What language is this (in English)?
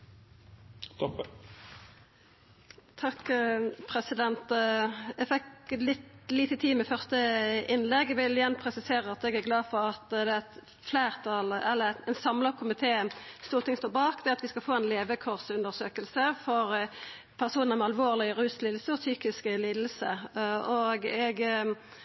Norwegian Nynorsk